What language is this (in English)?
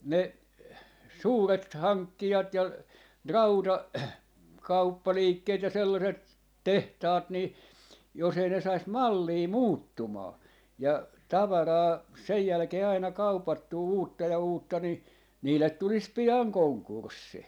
Finnish